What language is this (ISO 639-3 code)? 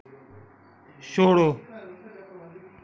doi